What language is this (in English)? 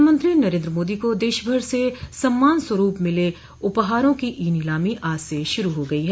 Hindi